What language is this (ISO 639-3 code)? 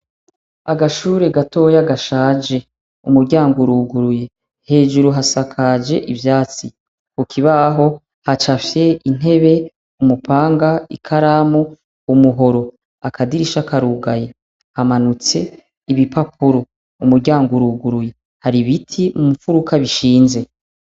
run